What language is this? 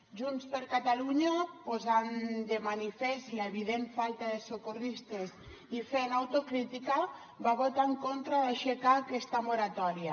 Catalan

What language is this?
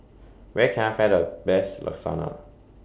English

